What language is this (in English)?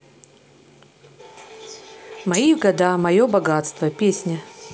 Russian